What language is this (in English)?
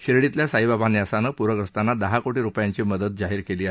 Marathi